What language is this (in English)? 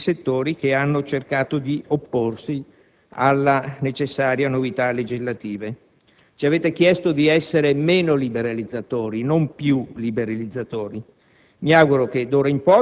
Italian